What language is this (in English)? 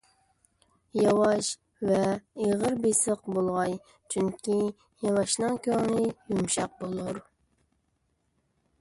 Uyghur